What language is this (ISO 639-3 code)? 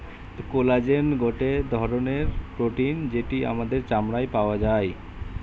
ben